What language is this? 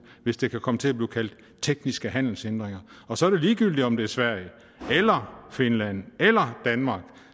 Danish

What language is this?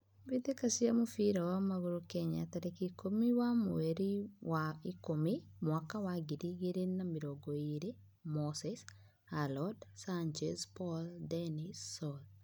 Kikuyu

